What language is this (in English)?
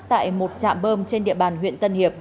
Vietnamese